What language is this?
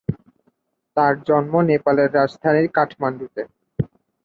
Bangla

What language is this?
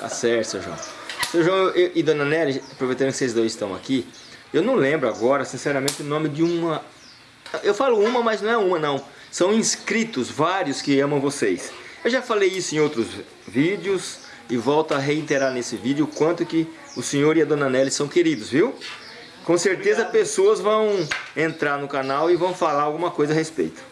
Portuguese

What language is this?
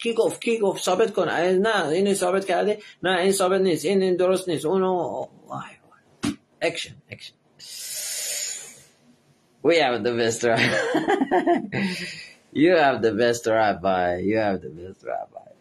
Persian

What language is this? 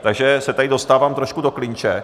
Czech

